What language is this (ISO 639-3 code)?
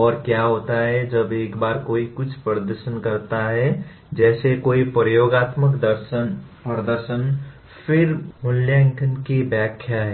hin